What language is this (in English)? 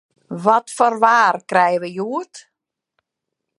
Western Frisian